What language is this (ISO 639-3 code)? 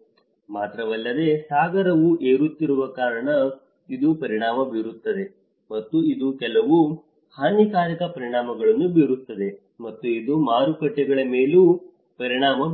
kan